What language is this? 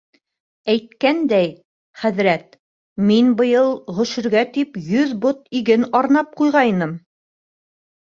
Bashkir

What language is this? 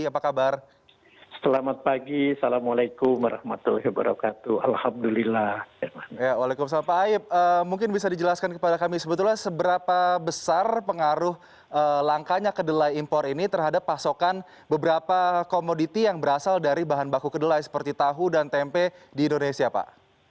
Indonesian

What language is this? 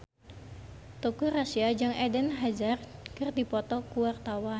Sundanese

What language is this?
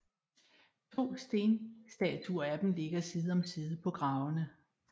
Danish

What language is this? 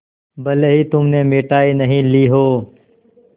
Hindi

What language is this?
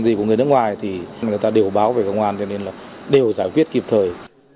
Vietnamese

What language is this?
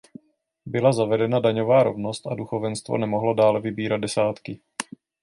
Czech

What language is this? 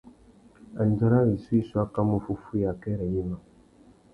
Tuki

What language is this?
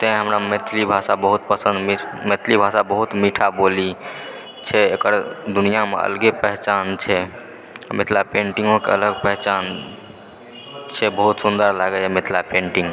Maithili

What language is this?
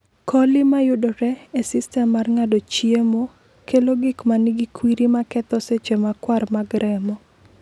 Luo (Kenya and Tanzania)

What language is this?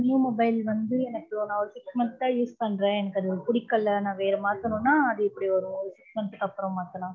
Tamil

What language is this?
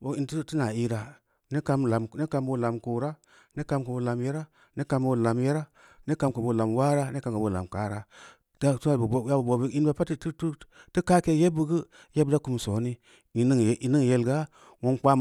Samba Leko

